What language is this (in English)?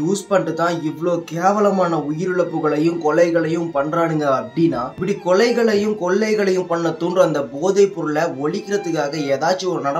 Arabic